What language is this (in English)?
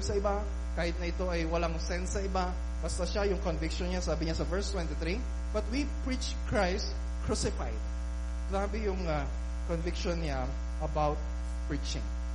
Filipino